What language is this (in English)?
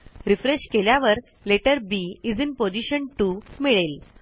Marathi